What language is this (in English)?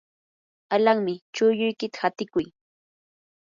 Yanahuanca Pasco Quechua